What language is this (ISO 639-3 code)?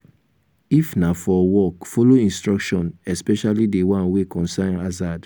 pcm